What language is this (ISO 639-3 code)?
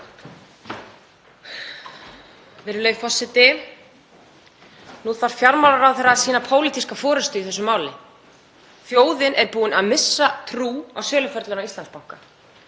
isl